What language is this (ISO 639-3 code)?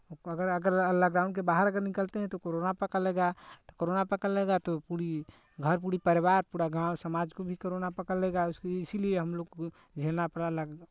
hin